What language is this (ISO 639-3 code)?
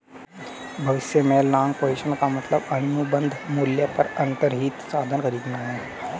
hin